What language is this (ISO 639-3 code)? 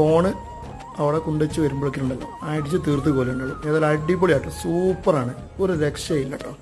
jpn